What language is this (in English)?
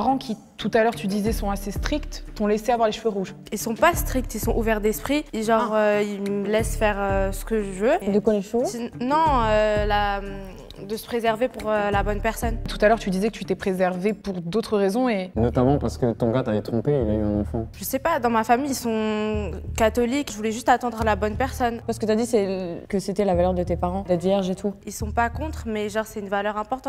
French